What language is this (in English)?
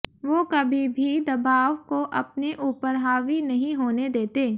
Hindi